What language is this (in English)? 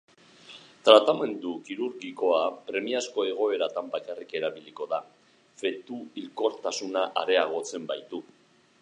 Basque